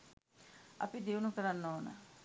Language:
Sinhala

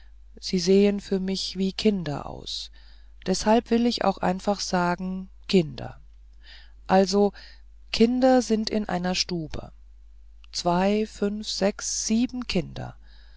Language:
German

